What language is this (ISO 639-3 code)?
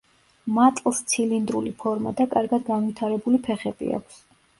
kat